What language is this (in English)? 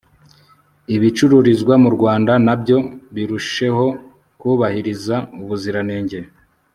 Kinyarwanda